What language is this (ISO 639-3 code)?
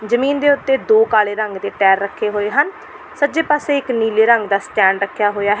pan